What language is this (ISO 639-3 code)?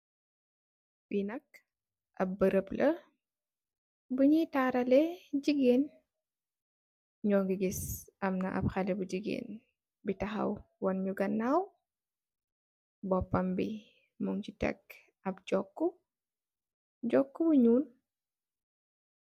wol